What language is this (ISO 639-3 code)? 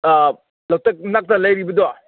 mni